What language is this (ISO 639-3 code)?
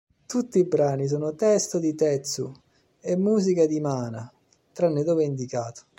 ita